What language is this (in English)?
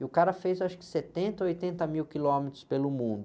Portuguese